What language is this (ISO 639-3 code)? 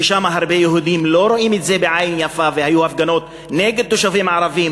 heb